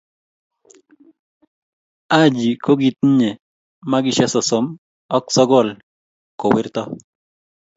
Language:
Kalenjin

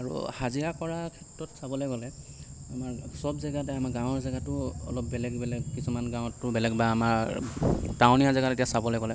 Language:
Assamese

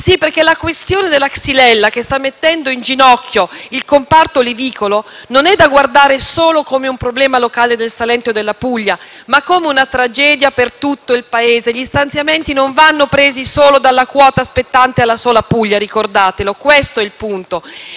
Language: Italian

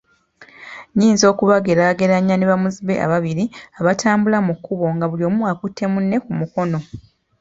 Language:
Ganda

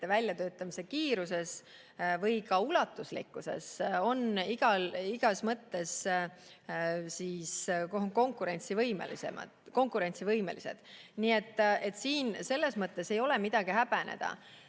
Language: Estonian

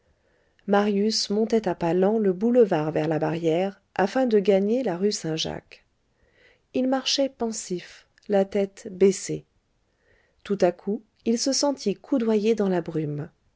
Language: French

